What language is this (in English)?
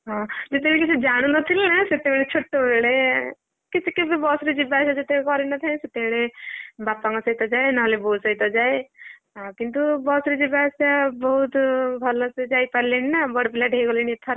Odia